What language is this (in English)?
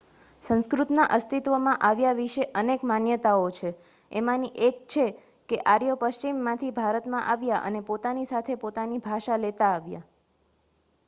Gujarati